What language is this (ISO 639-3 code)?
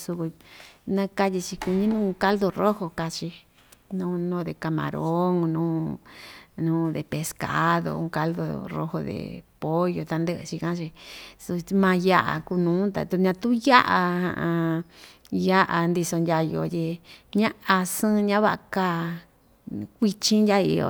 vmj